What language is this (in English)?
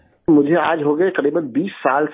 Urdu